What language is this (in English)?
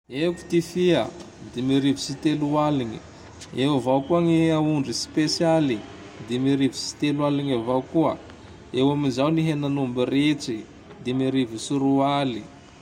Tandroy-Mahafaly Malagasy